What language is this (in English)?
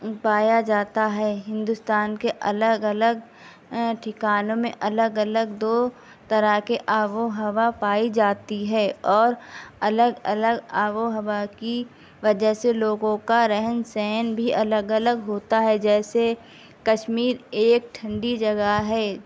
Urdu